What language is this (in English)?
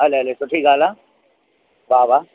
Sindhi